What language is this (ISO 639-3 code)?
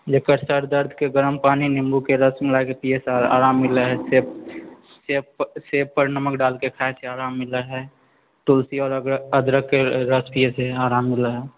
mai